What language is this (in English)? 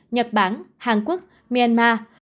Vietnamese